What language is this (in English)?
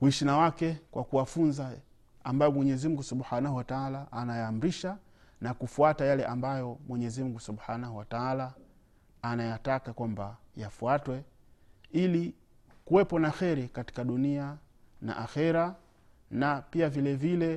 Swahili